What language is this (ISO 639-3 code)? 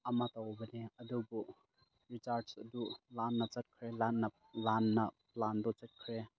mni